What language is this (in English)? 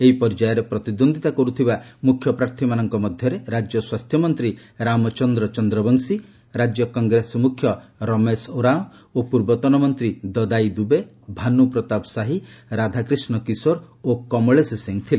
Odia